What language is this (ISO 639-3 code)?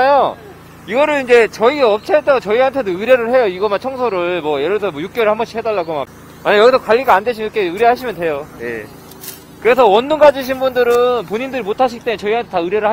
kor